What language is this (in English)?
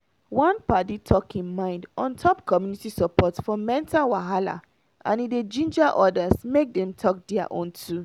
Nigerian Pidgin